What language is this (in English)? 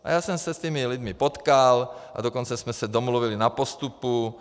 Czech